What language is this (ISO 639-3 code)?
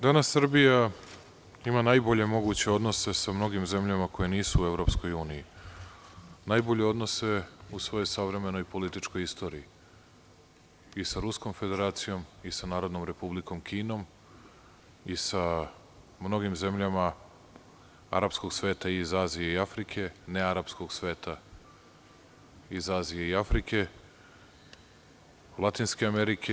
srp